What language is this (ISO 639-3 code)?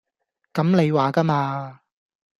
yue